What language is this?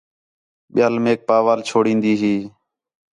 Khetrani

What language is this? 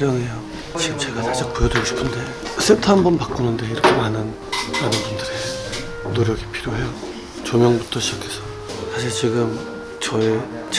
Korean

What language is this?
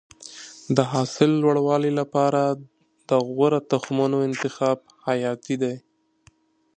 Pashto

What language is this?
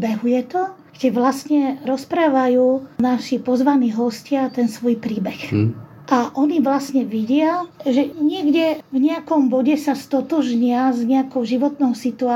Slovak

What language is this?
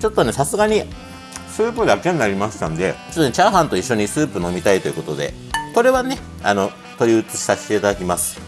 Japanese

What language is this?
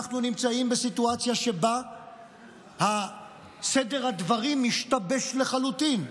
Hebrew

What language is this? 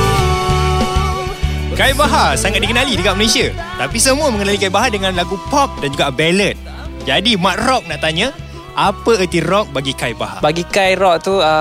Malay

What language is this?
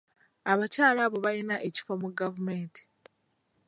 Ganda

